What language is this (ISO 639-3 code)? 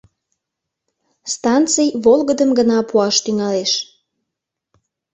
chm